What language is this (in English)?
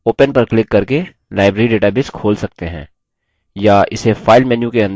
Hindi